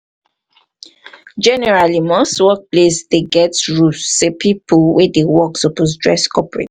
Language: Nigerian Pidgin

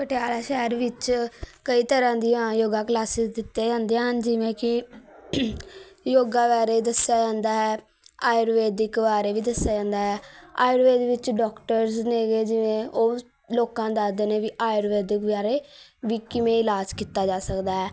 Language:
Punjabi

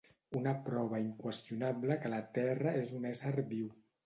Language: Catalan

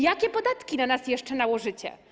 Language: Polish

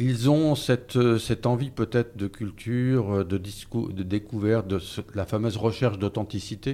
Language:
French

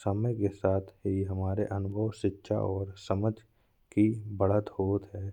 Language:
Bundeli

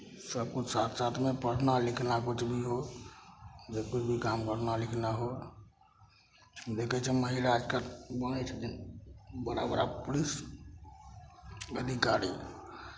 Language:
Maithili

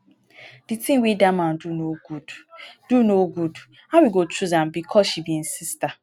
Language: Nigerian Pidgin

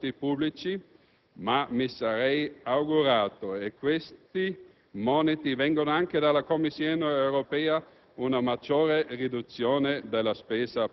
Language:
Italian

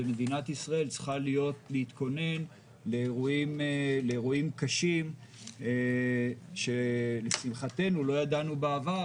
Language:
Hebrew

